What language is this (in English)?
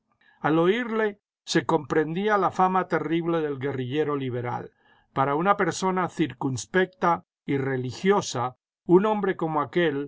Spanish